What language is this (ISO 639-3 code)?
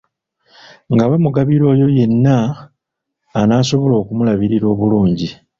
lug